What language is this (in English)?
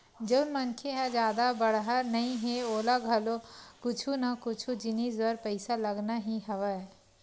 Chhattisgarhi